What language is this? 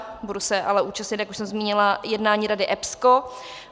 Czech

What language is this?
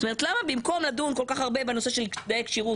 Hebrew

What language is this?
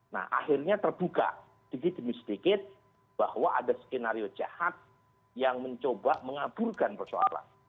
Indonesian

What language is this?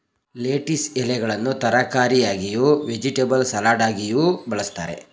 Kannada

